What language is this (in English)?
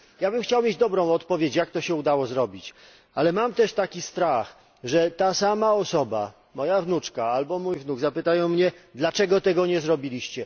Polish